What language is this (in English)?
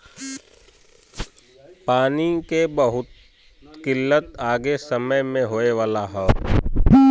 Bhojpuri